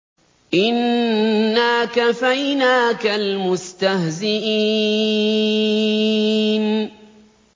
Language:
Arabic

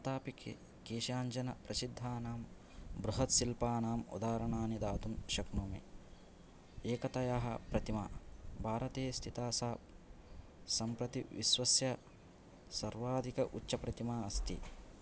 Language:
Sanskrit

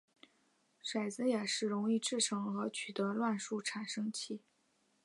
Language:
Chinese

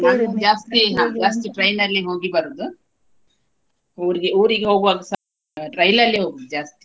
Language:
Kannada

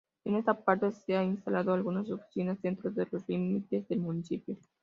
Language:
Spanish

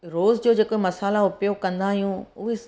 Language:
Sindhi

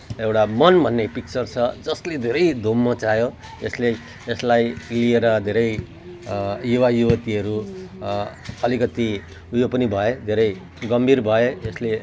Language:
Nepali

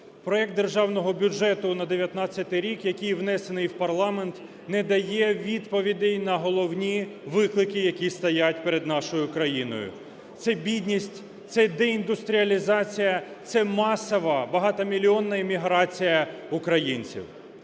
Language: Ukrainian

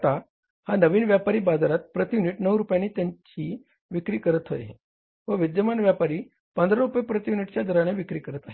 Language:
Marathi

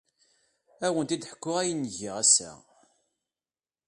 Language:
Kabyle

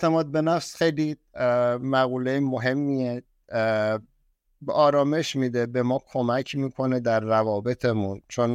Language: Persian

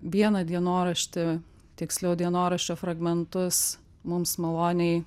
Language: Lithuanian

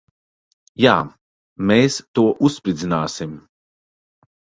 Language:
Latvian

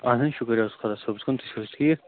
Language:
Kashmiri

